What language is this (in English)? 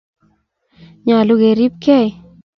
Kalenjin